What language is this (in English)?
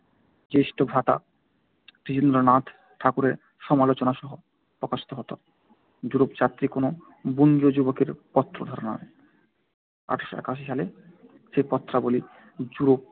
Bangla